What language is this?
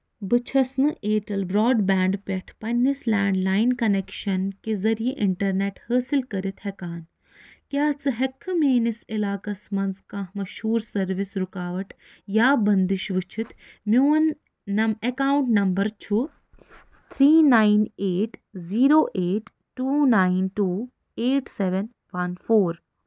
Kashmiri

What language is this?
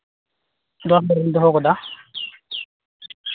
Santali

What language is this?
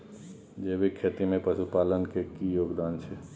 Maithili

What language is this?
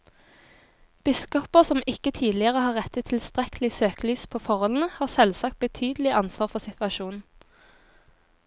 Norwegian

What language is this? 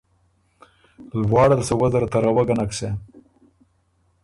Ormuri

